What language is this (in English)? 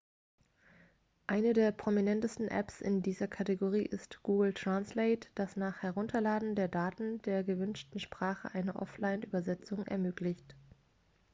German